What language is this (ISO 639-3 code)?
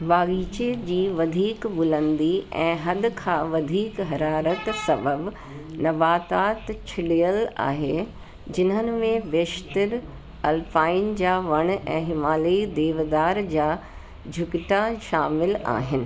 snd